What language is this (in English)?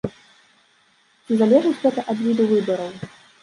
Belarusian